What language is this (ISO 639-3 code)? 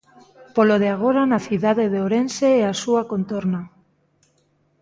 glg